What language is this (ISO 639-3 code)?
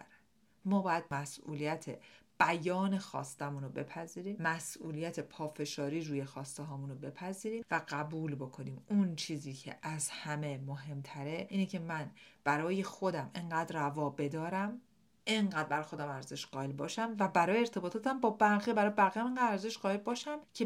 fas